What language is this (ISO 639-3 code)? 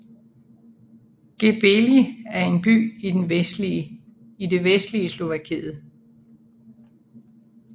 dan